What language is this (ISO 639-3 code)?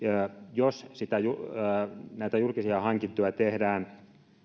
fin